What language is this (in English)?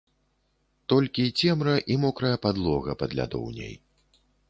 Belarusian